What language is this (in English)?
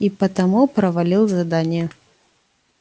Russian